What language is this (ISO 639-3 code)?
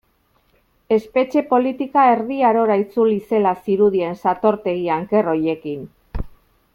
eus